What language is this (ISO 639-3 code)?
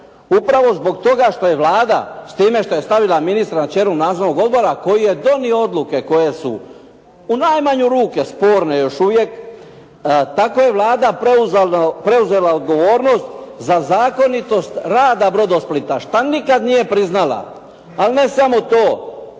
hrv